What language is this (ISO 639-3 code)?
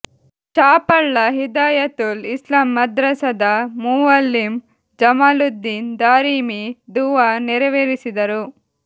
kan